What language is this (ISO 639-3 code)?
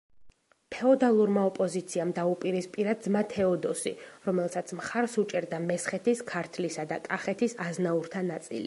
kat